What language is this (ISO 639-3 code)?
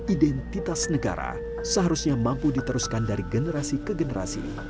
ind